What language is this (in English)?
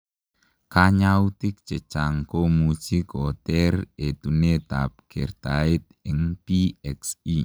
Kalenjin